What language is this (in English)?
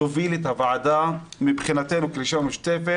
Hebrew